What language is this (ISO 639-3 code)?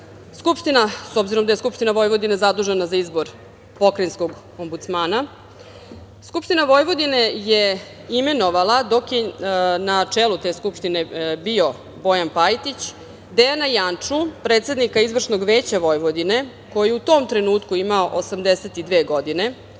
srp